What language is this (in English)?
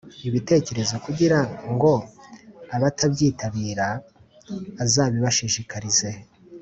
Kinyarwanda